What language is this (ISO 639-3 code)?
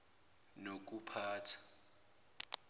zul